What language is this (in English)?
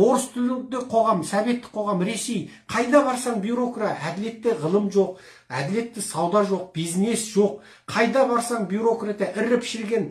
Turkish